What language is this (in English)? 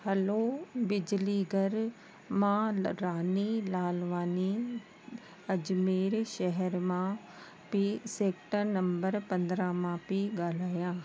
Sindhi